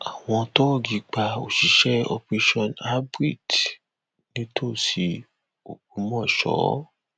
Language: Yoruba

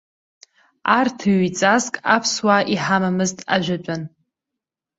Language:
Abkhazian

